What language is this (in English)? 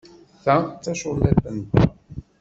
Kabyle